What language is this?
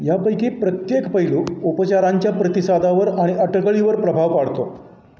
Marathi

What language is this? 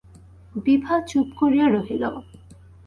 Bangla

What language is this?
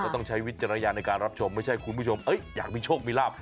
Thai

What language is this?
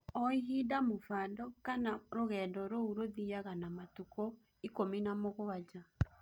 Kikuyu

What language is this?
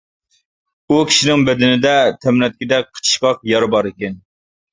Uyghur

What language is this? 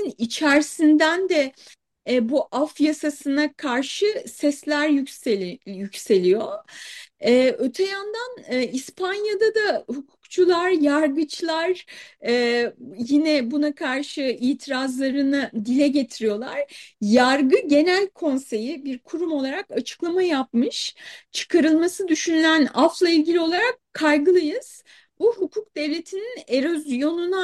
Turkish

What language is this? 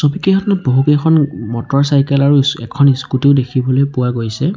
Assamese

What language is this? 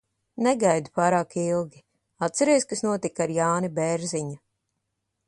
Latvian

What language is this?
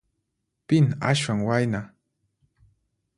Puno Quechua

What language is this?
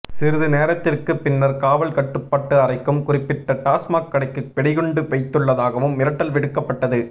Tamil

